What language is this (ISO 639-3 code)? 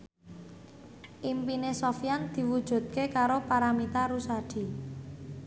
jav